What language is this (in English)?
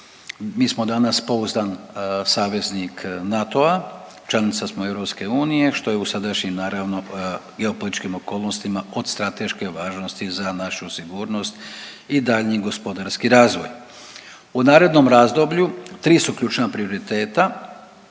Croatian